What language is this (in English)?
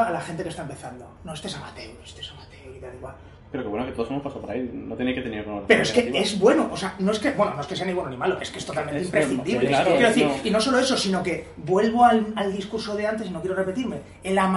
Spanish